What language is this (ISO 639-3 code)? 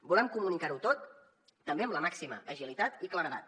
cat